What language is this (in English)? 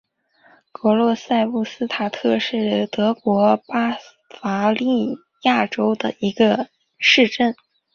Chinese